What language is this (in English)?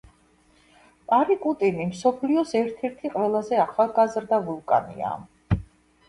Georgian